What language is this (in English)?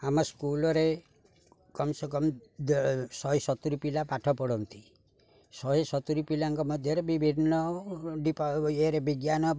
Odia